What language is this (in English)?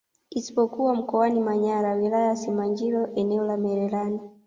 Swahili